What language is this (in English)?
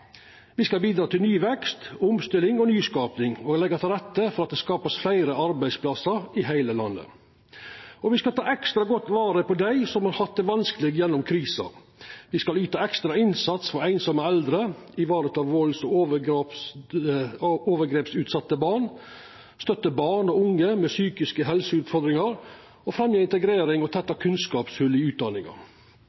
Norwegian Nynorsk